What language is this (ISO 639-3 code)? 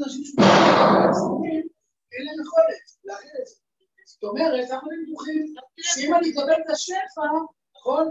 heb